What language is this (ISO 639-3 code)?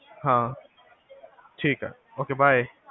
pan